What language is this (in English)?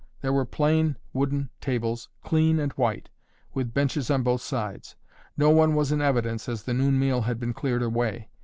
English